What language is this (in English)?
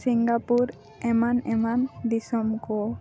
Santali